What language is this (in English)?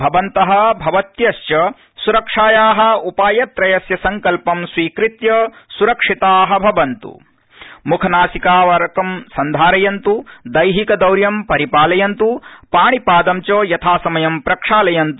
Sanskrit